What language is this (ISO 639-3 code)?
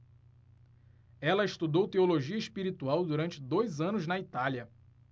por